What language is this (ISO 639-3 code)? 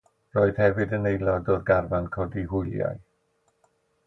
cym